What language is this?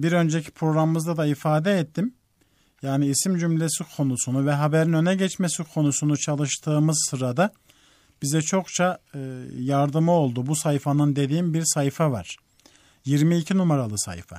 Turkish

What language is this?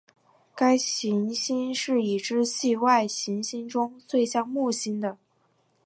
Chinese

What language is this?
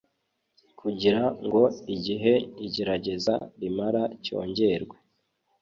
Kinyarwanda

